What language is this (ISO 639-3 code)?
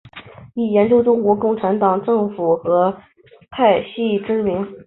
zho